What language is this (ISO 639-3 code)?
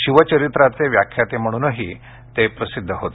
mar